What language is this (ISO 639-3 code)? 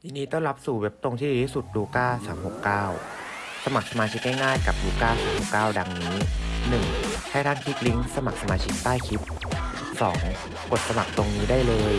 tha